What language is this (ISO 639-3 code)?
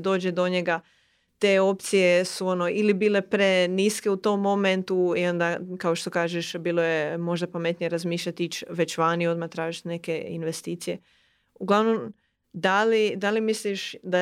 hrv